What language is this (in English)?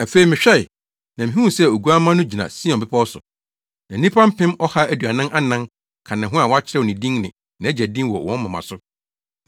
Akan